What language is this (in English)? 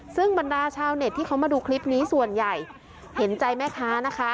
Thai